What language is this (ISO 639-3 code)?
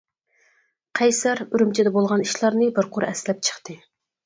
uig